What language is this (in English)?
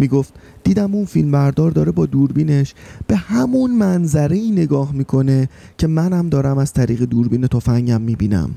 Persian